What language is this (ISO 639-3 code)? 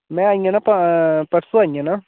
doi